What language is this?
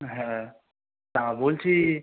Bangla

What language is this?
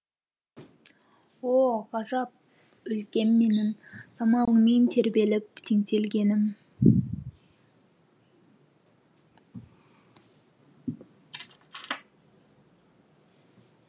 Kazakh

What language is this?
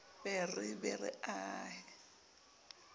Southern Sotho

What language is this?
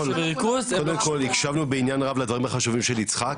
Hebrew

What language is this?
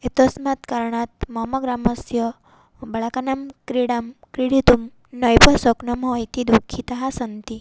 Sanskrit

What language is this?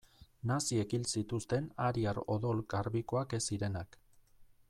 Basque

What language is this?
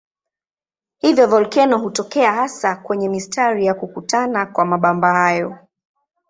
Swahili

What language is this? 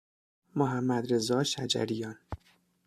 Persian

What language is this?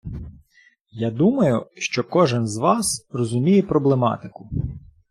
Ukrainian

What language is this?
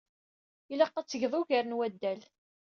Kabyle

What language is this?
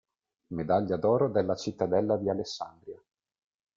Italian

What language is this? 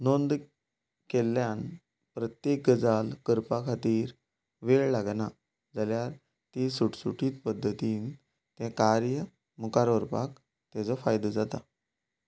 Konkani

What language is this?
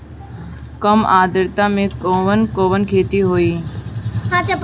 Bhojpuri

